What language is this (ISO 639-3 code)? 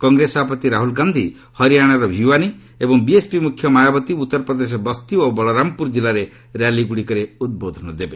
ori